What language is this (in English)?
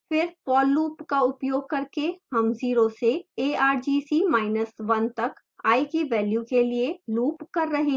Hindi